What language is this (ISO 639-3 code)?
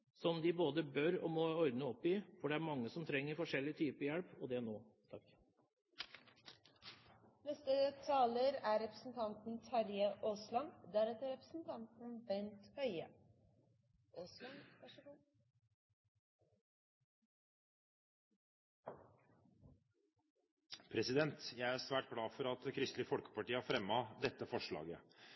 nob